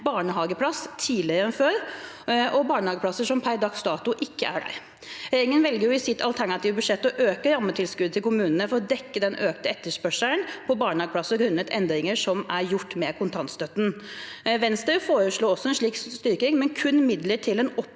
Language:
Norwegian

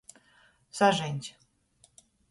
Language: Latgalian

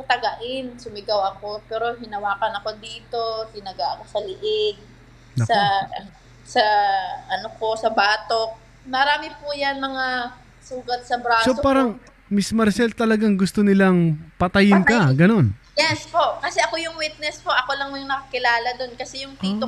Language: Filipino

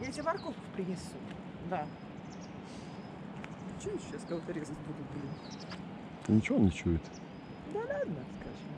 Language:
Russian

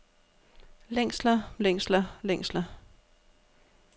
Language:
Danish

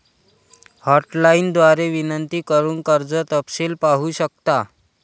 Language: Marathi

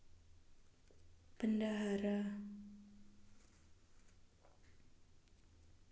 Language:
Javanese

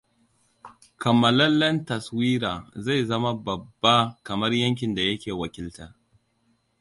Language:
Hausa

